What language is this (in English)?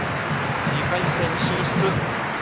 Japanese